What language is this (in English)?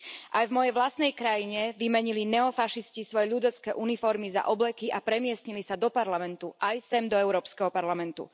Slovak